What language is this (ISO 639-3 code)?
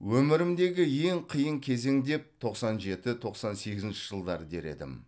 kaz